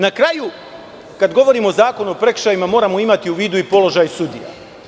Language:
Serbian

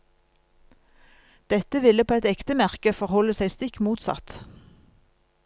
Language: Norwegian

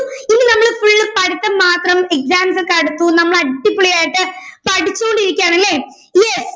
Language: Malayalam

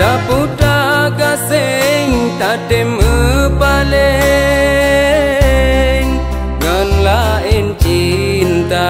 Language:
Indonesian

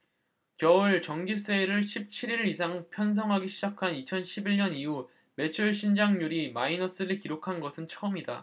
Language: Korean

